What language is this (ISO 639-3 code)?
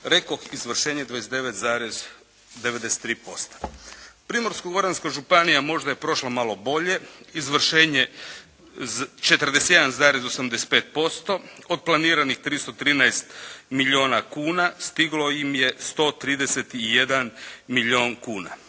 hrv